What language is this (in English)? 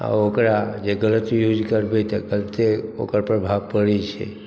Maithili